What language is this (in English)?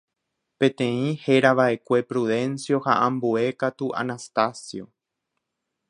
Guarani